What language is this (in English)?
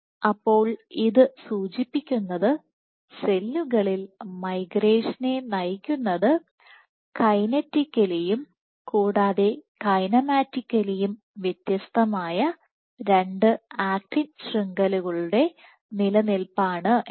Malayalam